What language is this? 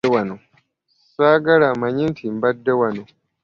Ganda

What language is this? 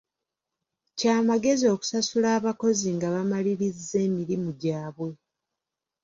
Ganda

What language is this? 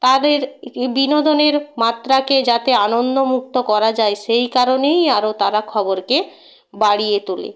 Bangla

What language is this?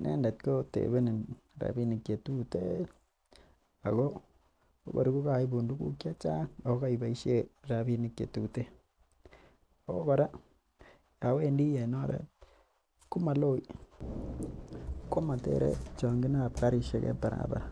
Kalenjin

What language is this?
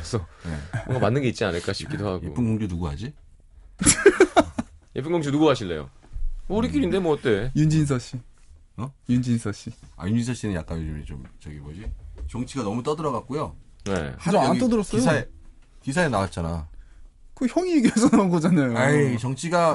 Korean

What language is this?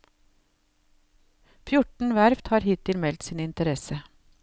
Norwegian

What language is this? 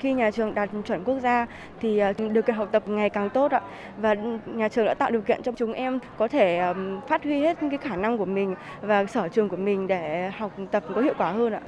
Vietnamese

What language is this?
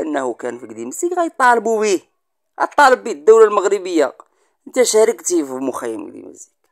Arabic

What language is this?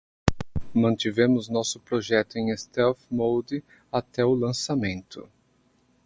Portuguese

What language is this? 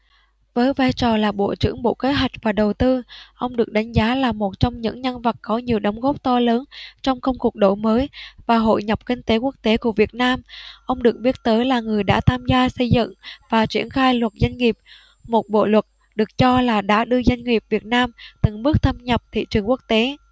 Vietnamese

